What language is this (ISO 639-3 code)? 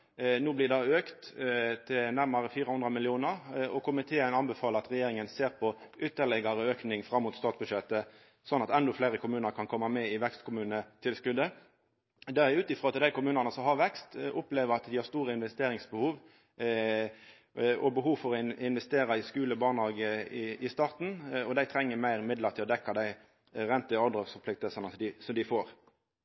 nno